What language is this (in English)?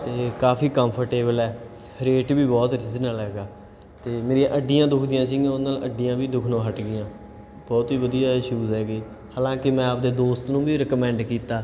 Punjabi